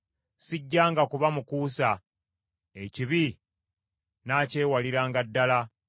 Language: Ganda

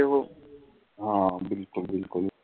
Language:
Punjabi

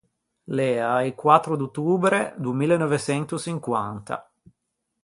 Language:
Ligurian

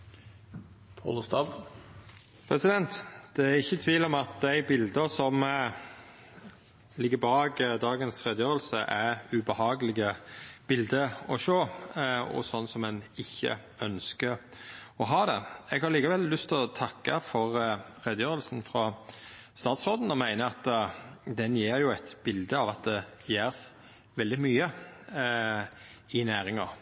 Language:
Norwegian Nynorsk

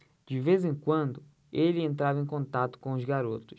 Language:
Portuguese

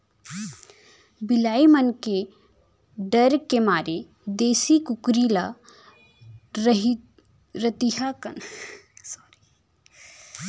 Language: Chhattisgarhi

